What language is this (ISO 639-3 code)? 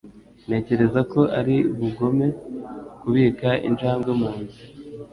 kin